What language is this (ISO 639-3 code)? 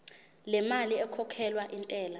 zul